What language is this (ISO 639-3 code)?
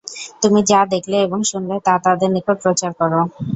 ben